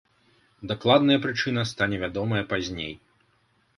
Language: Belarusian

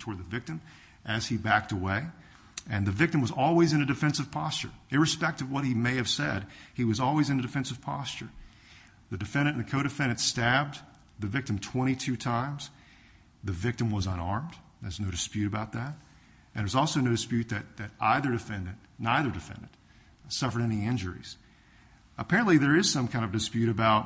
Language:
English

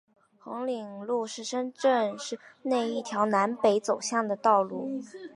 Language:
Chinese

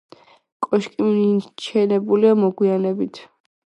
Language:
Georgian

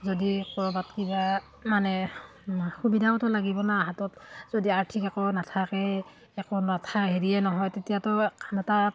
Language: Assamese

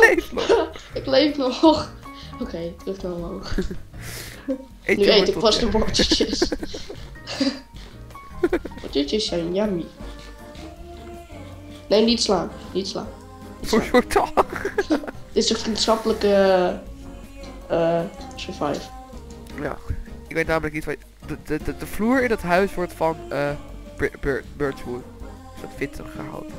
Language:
Dutch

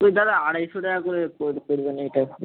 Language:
Bangla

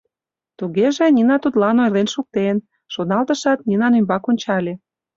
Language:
Mari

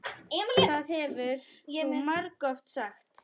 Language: Icelandic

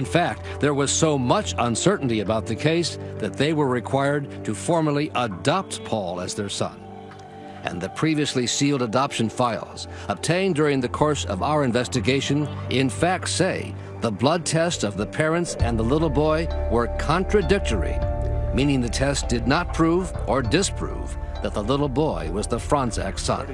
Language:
English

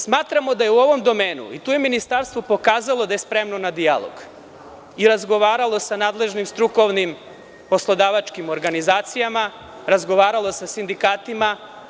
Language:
Serbian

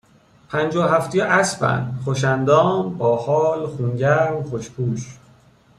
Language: Persian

